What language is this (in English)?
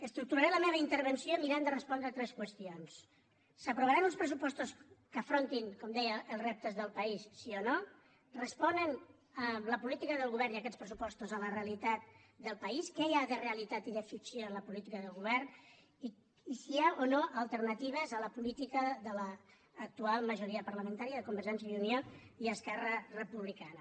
Catalan